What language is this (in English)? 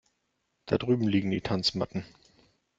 German